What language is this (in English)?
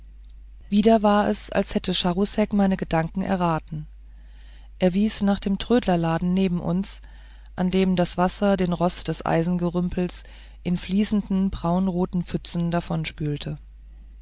German